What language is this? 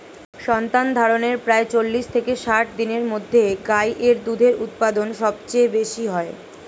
Bangla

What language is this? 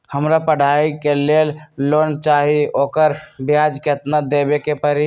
Magahi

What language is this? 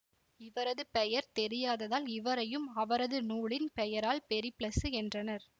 Tamil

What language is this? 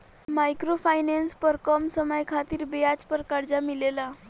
Bhojpuri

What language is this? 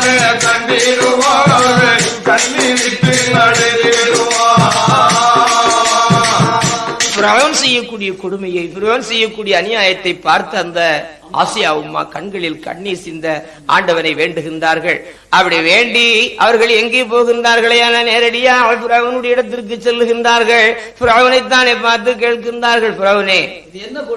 Tamil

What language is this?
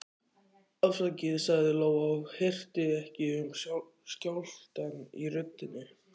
Icelandic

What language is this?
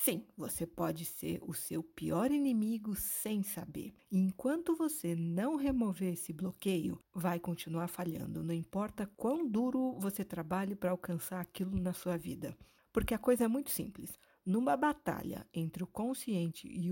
Portuguese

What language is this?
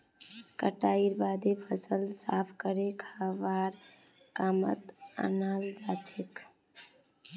Magahi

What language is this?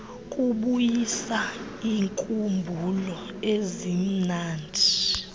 Xhosa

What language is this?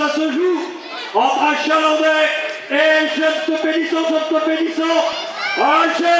French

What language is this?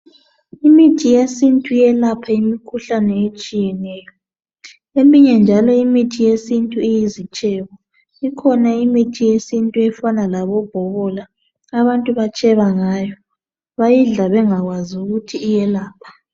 North Ndebele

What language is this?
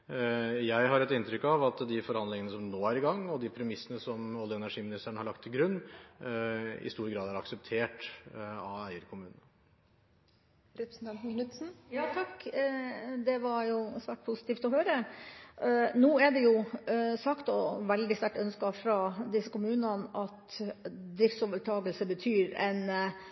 Norwegian Bokmål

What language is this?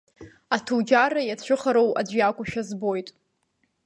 Abkhazian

